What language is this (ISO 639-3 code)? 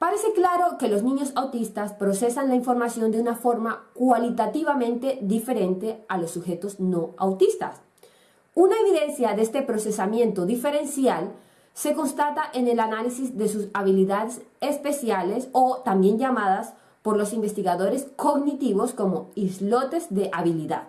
spa